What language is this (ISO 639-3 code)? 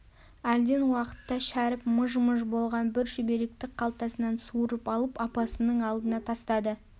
kaz